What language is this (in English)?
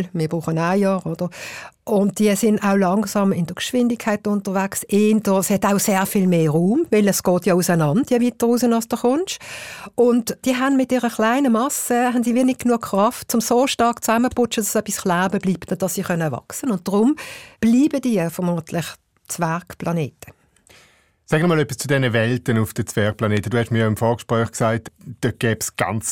German